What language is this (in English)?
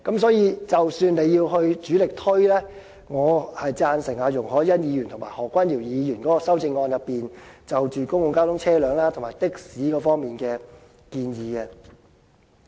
Cantonese